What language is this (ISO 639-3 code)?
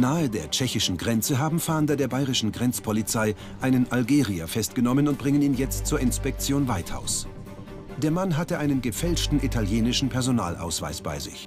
deu